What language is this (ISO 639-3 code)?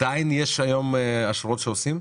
heb